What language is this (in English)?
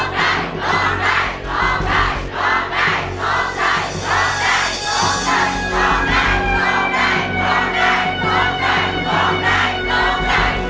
Thai